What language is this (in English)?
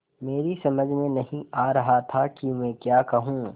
Hindi